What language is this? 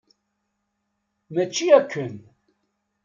Kabyle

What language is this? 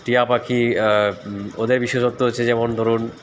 Bangla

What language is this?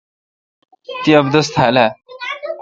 Kalkoti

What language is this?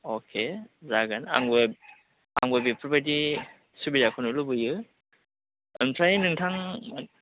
Bodo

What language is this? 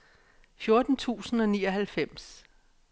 Danish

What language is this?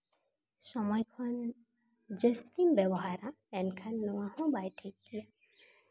Santali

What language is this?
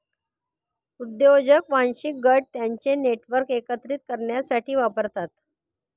Marathi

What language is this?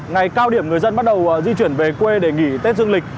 Vietnamese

